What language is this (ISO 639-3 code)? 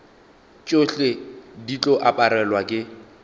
nso